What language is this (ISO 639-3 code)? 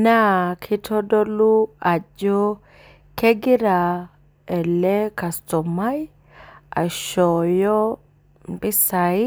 mas